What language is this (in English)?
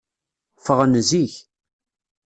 Kabyle